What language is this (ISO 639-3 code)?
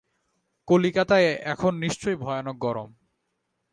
ben